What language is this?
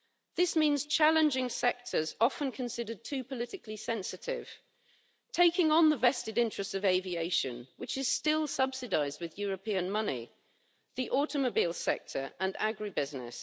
English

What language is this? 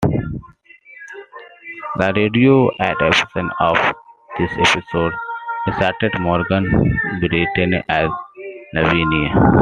English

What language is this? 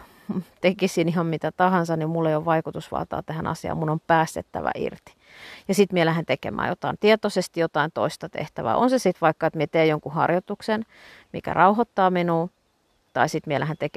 Finnish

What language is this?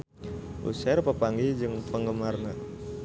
Sundanese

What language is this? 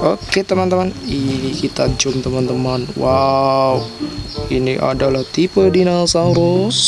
Indonesian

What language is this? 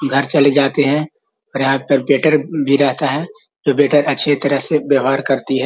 Magahi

